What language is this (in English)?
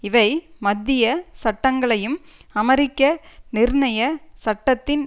Tamil